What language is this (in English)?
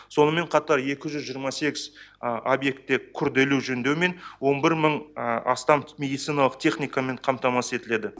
Kazakh